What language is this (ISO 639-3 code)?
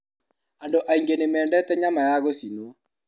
kik